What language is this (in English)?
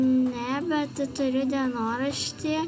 Lithuanian